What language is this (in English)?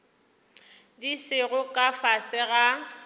Northern Sotho